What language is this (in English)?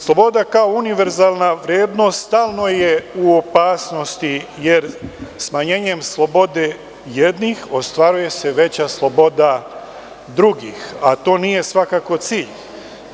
Serbian